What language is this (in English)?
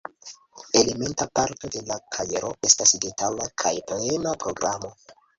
Esperanto